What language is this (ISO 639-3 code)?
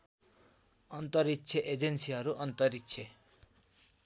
nep